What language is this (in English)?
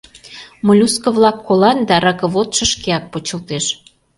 Mari